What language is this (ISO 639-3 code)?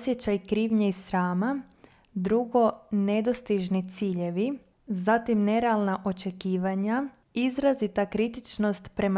hrv